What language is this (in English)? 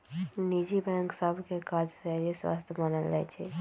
Magahi